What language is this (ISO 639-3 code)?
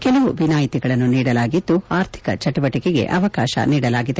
kan